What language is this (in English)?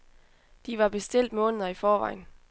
Danish